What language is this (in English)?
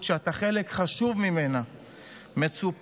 Hebrew